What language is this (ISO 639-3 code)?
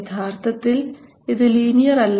mal